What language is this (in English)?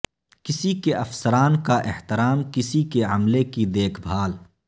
Urdu